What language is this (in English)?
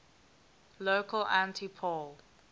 English